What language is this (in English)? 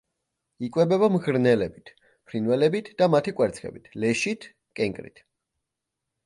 Georgian